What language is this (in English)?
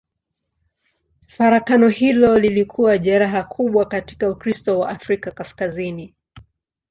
Swahili